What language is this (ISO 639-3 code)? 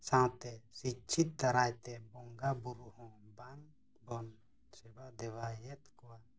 sat